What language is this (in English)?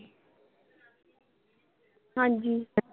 Punjabi